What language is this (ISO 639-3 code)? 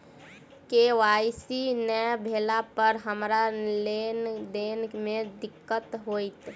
mai